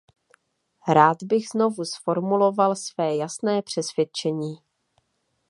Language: Czech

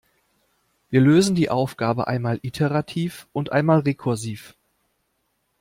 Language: German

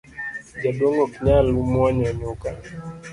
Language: Luo (Kenya and Tanzania)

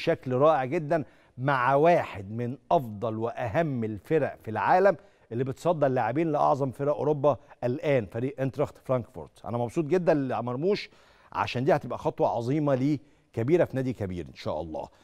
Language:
Arabic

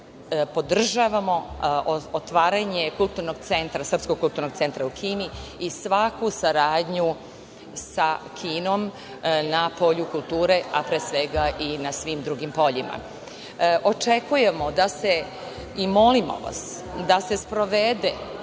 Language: Serbian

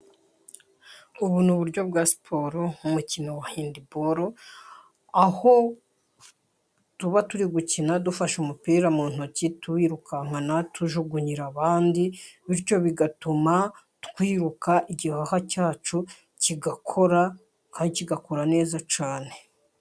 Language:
Kinyarwanda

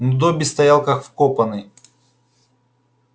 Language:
Russian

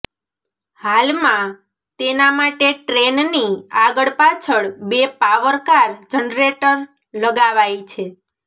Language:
Gujarati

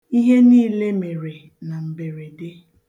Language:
Igbo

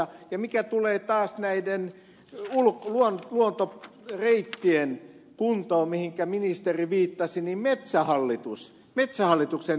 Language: Finnish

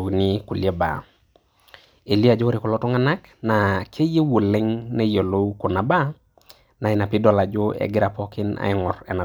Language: Masai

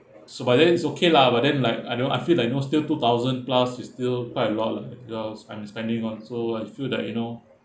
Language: English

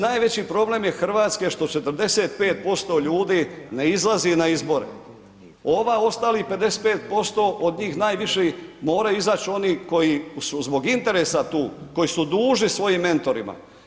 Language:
Croatian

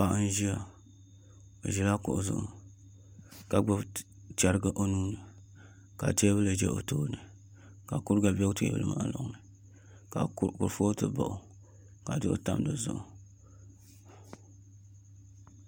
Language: Dagbani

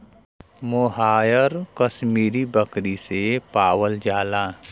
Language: Bhojpuri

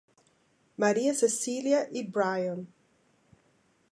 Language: Portuguese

